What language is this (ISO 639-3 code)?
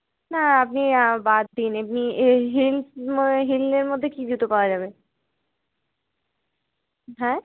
ben